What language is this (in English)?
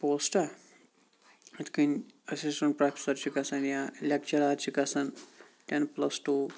Kashmiri